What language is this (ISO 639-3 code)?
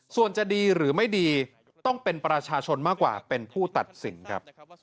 tha